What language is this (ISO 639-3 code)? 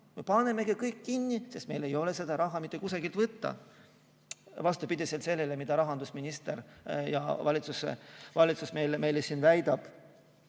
est